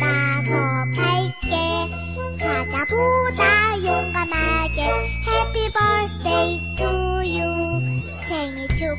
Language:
Vietnamese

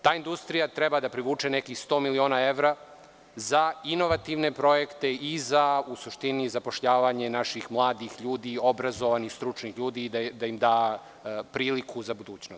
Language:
Serbian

